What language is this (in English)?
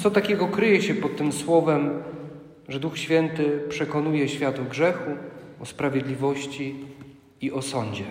Polish